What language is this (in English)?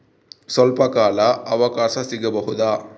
Kannada